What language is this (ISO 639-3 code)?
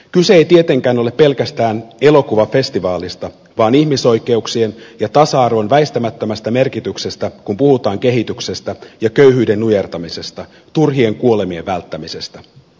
fin